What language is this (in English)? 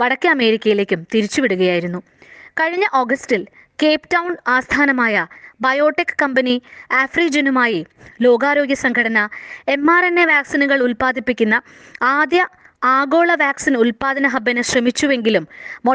Malayalam